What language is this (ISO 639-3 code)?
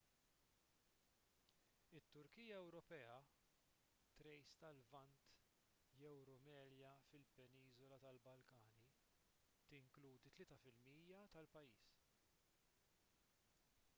mlt